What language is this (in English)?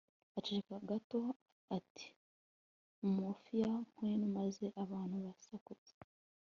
Kinyarwanda